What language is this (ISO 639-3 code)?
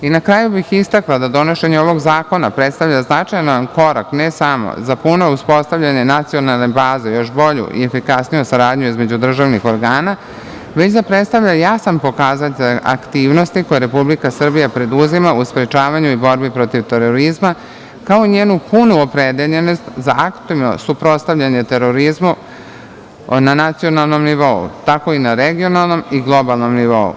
srp